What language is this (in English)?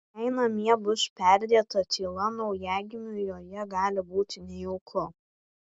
Lithuanian